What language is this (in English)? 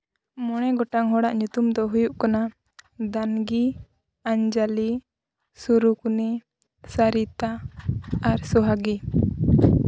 Santali